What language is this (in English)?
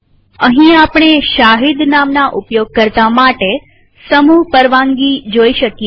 Gujarati